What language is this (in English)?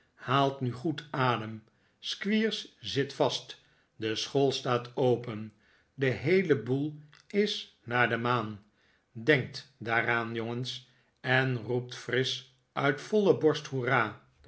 Dutch